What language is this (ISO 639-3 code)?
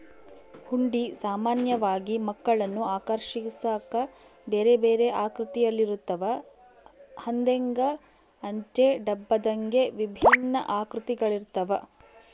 kan